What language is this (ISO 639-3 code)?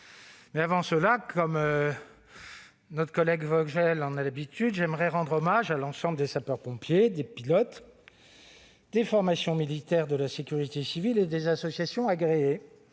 fra